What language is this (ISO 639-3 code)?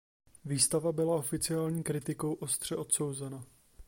ces